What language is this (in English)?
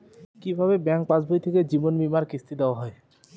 Bangla